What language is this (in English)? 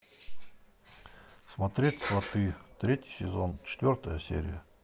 Russian